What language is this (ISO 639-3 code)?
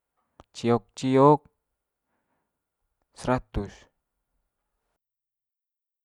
mqy